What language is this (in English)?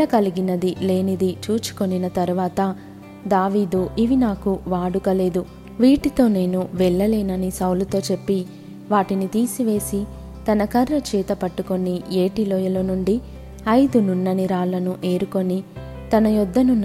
Telugu